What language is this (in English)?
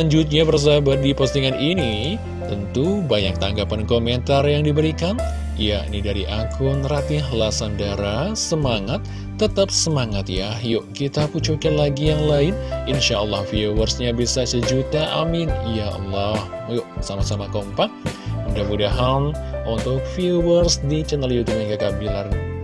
Indonesian